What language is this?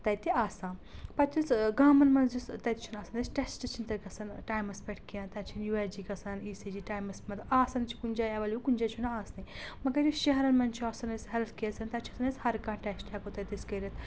Kashmiri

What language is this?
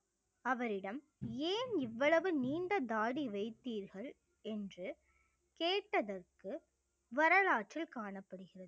Tamil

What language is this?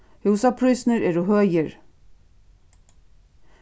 Faroese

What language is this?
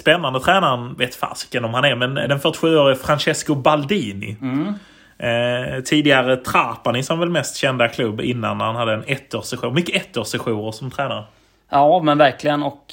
Swedish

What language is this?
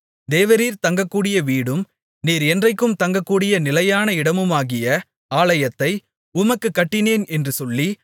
Tamil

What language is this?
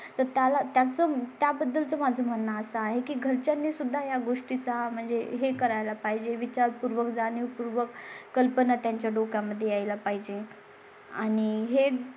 Marathi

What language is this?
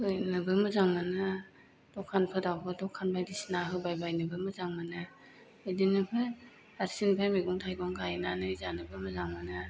Bodo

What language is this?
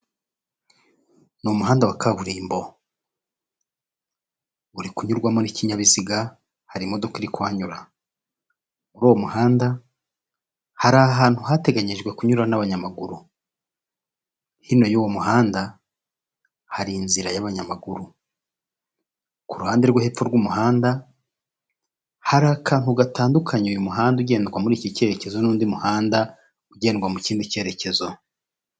Kinyarwanda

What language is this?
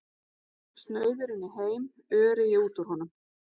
Icelandic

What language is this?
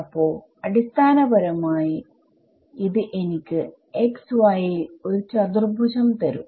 Malayalam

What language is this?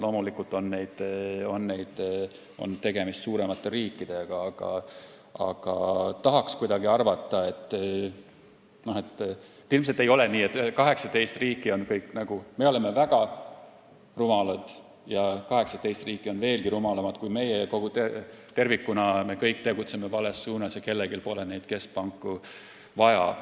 Estonian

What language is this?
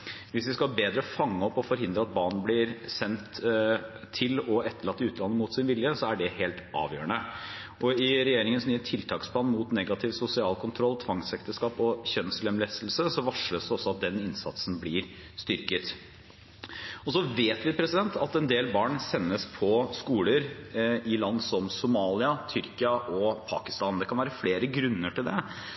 Norwegian Bokmål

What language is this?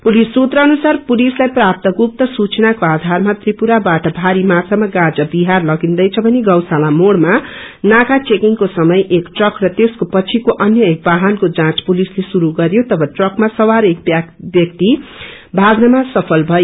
Nepali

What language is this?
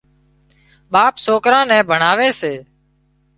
Wadiyara Koli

